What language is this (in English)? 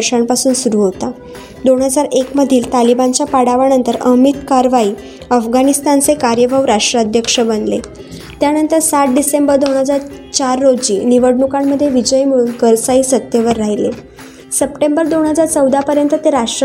Marathi